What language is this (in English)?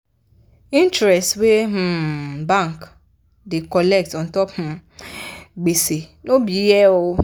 Nigerian Pidgin